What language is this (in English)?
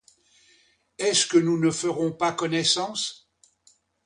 French